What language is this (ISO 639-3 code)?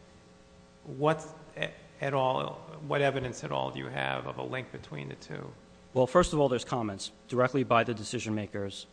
eng